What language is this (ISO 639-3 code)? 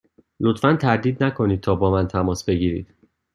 fas